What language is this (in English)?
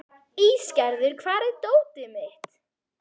Icelandic